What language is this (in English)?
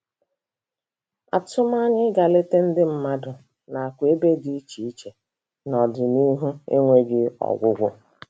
Igbo